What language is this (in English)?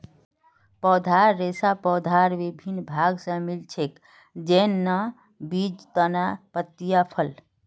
Magahi